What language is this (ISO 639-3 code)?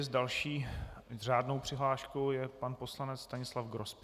ces